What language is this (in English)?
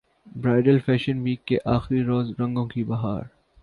Urdu